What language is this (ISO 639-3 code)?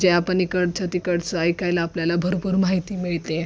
mar